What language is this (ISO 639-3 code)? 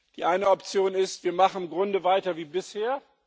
deu